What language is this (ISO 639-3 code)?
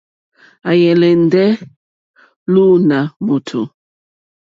bri